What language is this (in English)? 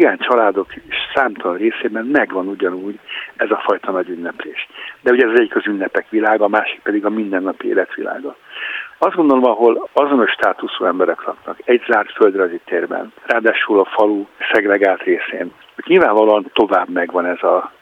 Hungarian